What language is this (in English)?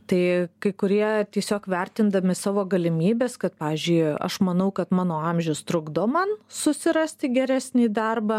Lithuanian